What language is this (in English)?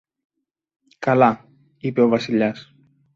Greek